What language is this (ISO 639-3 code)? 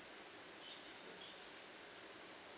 eng